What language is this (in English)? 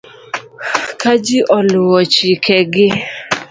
Luo (Kenya and Tanzania)